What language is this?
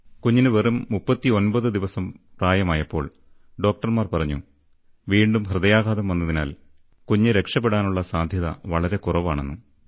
Malayalam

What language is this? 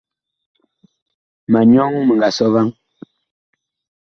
Bakoko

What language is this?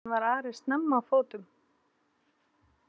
Icelandic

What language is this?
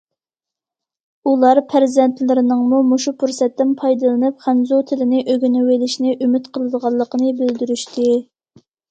Uyghur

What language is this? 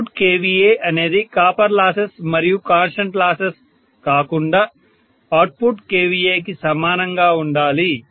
Telugu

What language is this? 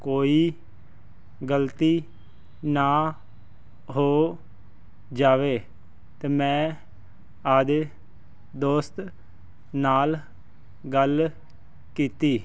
Punjabi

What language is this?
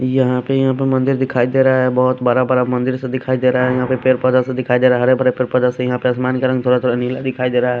Hindi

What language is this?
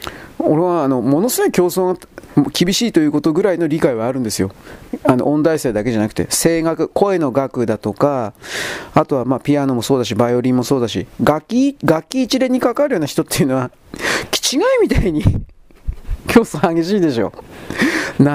Japanese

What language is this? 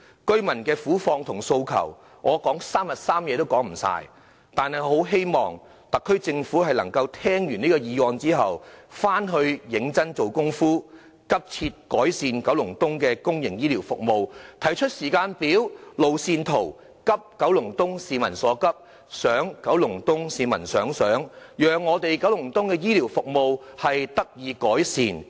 Cantonese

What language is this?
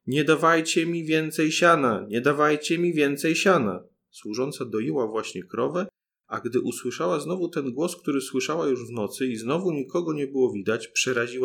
Polish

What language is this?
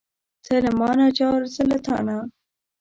Pashto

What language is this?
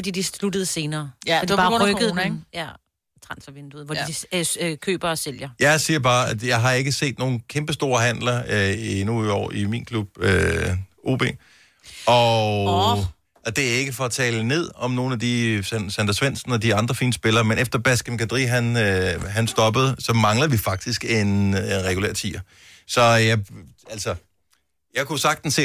Danish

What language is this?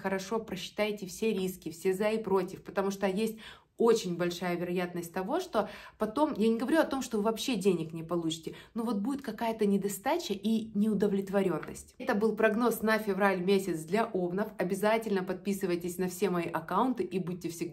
Russian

